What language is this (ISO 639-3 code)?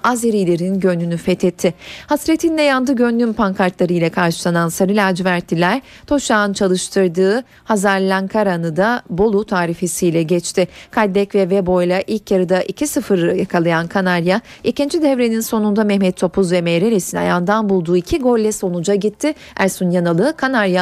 tur